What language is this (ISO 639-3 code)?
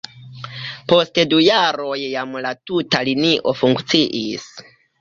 epo